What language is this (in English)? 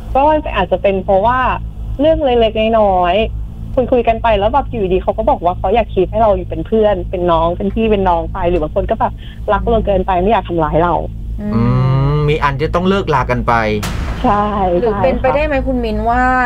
Thai